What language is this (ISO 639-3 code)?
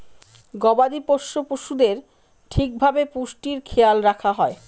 ben